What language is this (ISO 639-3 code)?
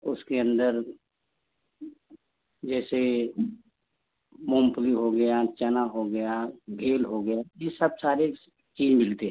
hin